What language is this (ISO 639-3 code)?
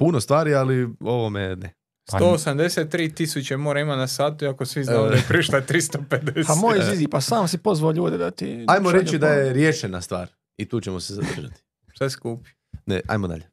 hrv